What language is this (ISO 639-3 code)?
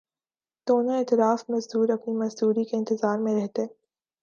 urd